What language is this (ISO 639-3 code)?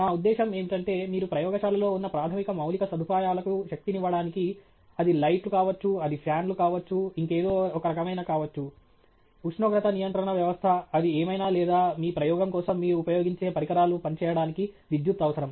tel